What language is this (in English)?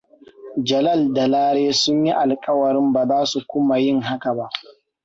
Hausa